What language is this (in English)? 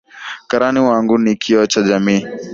Swahili